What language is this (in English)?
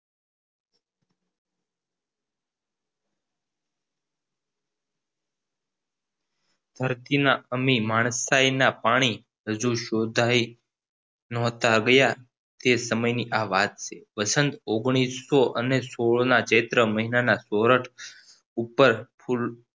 Gujarati